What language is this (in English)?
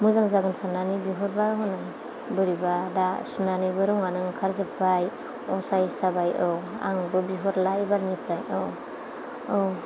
Bodo